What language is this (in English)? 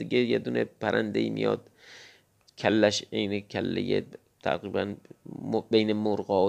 Persian